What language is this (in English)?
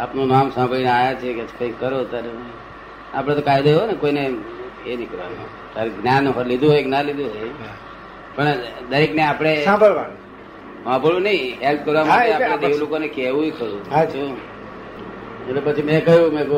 Gujarati